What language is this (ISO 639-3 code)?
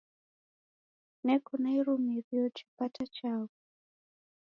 dav